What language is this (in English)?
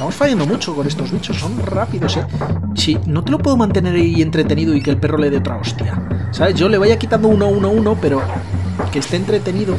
Spanish